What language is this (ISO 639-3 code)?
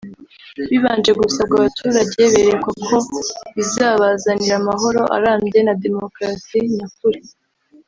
kin